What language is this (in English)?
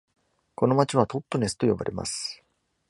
Japanese